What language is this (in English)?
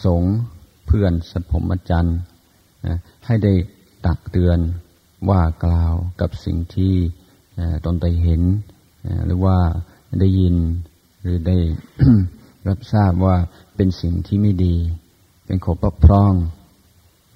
Thai